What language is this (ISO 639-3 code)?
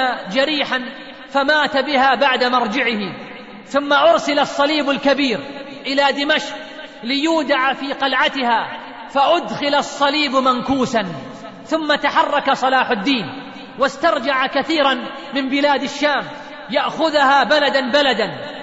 ara